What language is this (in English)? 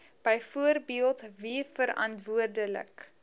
Afrikaans